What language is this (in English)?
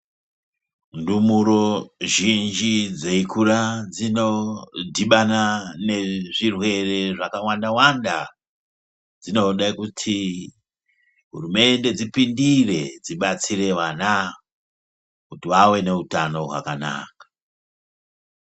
Ndau